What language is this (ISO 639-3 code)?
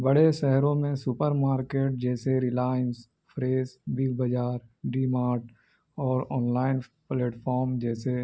urd